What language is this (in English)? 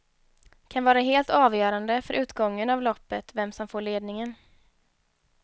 Swedish